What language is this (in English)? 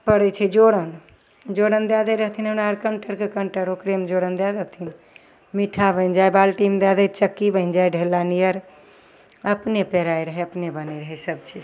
Maithili